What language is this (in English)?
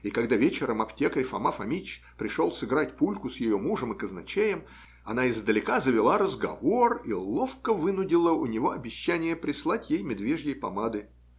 Russian